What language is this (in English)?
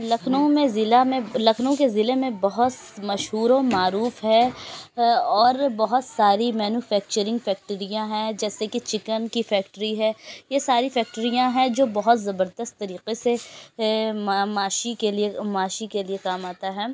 Urdu